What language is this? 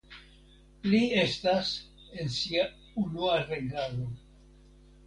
Esperanto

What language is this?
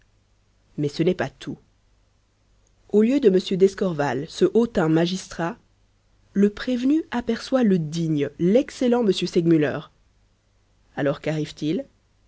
French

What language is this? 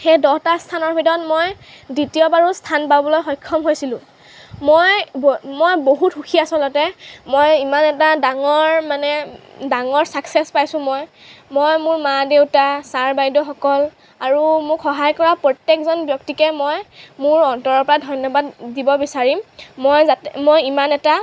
Assamese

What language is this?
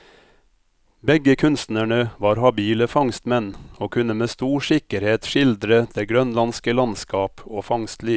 Norwegian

